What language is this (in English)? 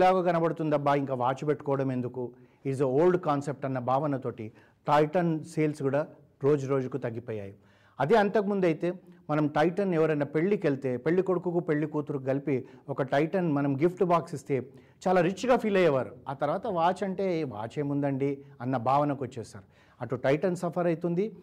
Telugu